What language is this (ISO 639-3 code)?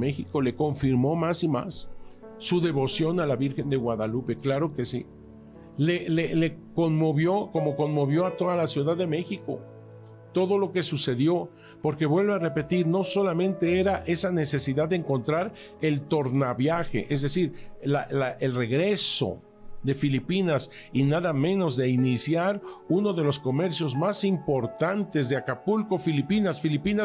spa